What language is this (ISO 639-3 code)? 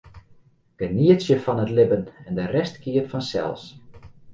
fry